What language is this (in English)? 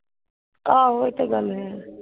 Punjabi